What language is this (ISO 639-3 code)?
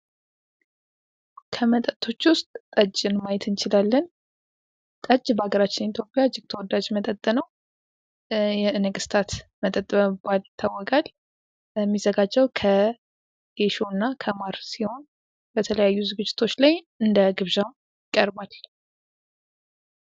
amh